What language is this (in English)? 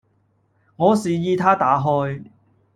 Cantonese